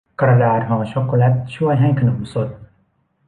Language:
Thai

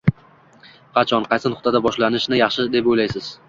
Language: Uzbek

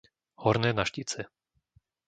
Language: Slovak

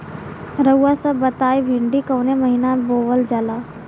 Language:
Bhojpuri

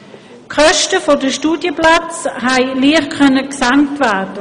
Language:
Swiss German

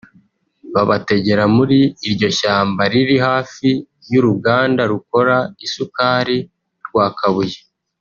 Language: Kinyarwanda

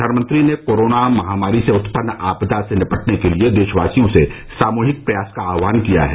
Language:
Hindi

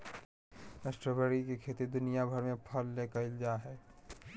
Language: Magahi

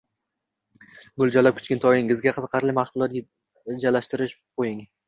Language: Uzbek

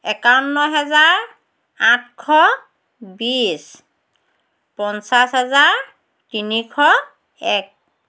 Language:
Assamese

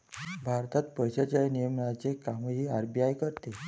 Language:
Marathi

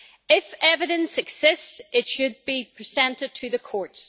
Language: English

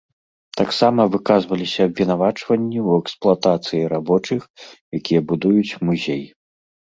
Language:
Belarusian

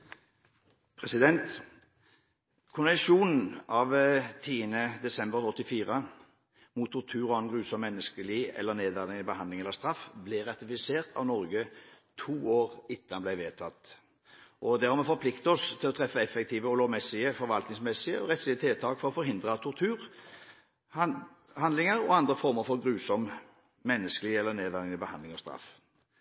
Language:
Norwegian Bokmål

